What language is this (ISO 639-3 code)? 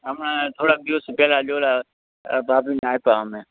guj